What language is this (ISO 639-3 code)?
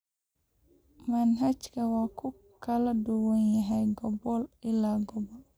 som